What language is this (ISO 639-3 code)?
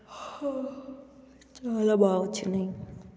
tel